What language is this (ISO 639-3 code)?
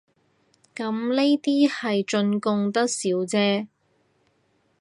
yue